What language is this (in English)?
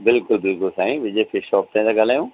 Sindhi